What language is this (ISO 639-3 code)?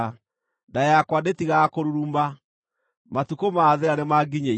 kik